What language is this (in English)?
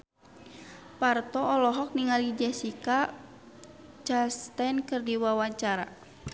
Sundanese